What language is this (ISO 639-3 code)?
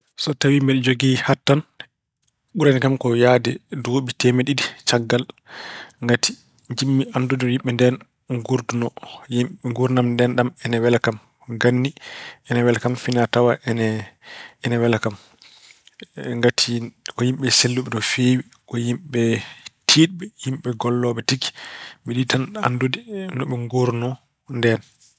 ful